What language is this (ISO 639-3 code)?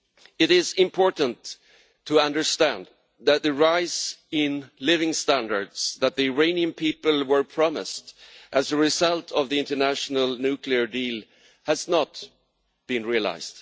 eng